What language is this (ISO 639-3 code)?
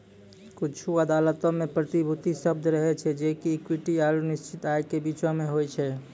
mai